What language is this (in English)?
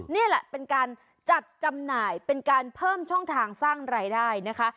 Thai